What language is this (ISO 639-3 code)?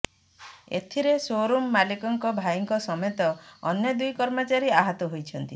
ori